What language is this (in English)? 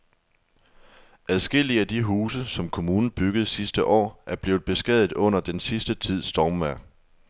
Danish